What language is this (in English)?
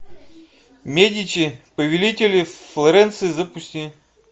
Russian